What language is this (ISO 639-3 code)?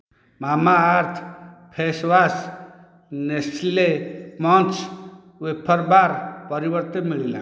ori